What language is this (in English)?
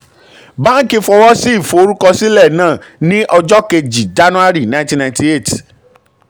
Yoruba